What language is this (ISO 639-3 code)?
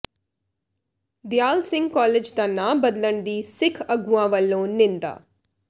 pan